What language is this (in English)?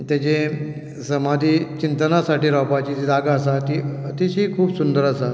Konkani